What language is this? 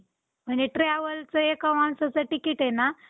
Marathi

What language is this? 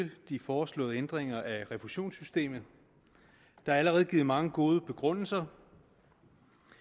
Danish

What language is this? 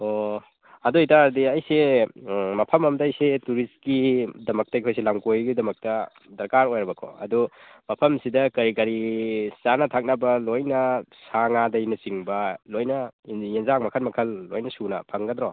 Manipuri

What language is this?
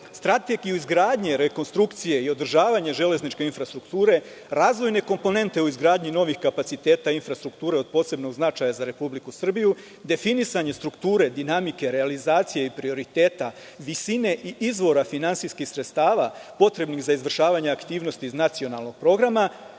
Serbian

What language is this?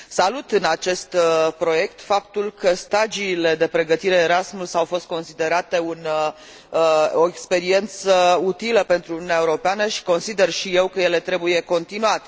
Romanian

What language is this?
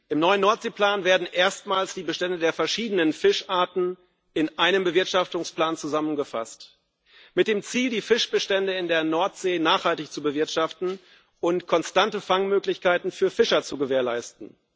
German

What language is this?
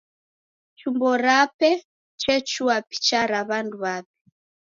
Taita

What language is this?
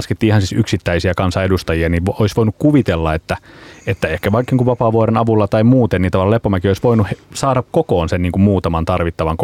Finnish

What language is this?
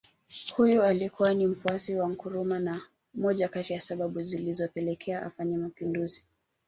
Swahili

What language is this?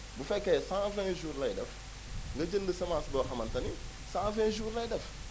Wolof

